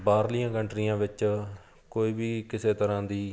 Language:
Punjabi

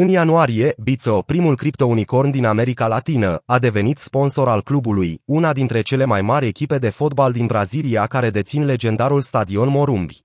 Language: Romanian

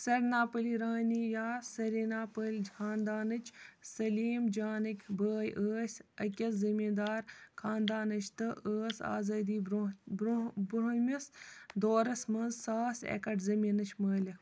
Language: Kashmiri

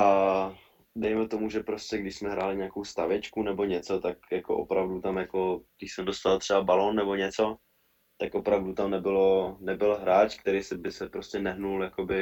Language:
Czech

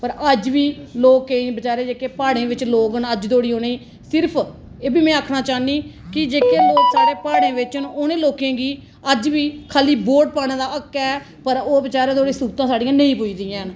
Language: Dogri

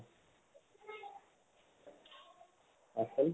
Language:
Assamese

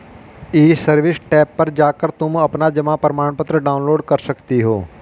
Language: Hindi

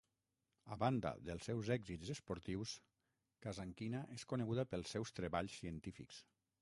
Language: Catalan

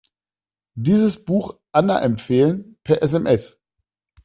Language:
German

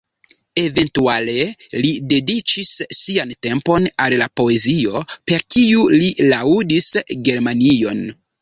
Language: Esperanto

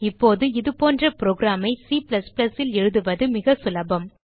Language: Tamil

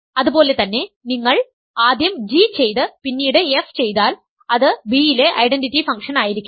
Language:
Malayalam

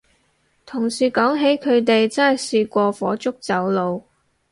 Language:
Cantonese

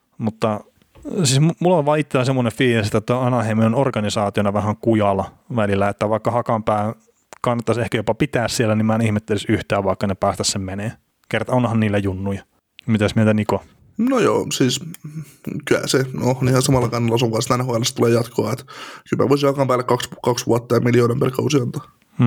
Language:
Finnish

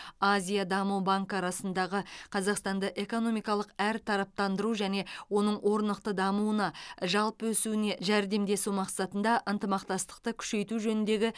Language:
Kazakh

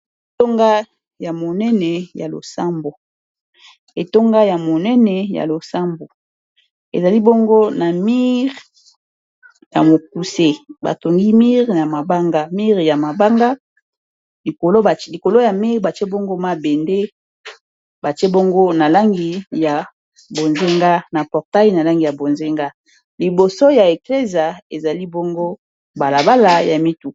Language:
Lingala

